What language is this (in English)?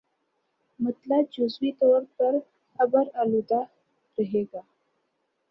Urdu